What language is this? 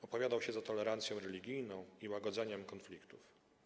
Polish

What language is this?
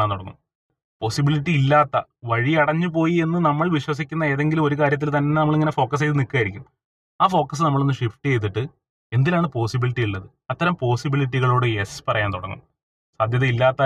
Malayalam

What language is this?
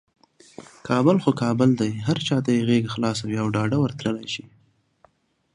Pashto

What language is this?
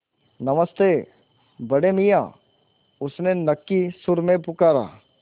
Hindi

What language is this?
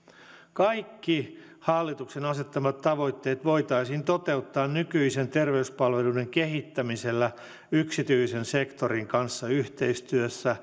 Finnish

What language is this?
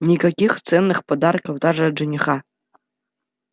Russian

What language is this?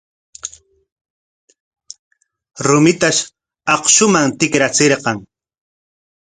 Corongo Ancash Quechua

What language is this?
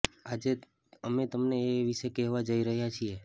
Gujarati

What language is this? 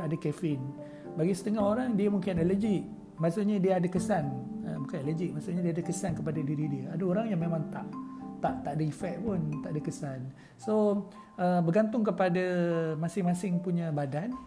Malay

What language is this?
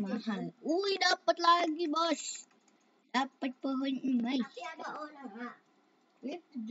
Indonesian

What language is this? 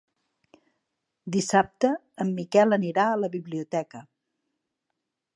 Catalan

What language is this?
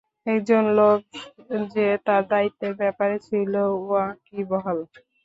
Bangla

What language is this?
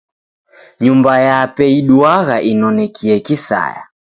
Taita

